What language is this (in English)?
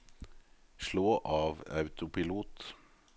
Norwegian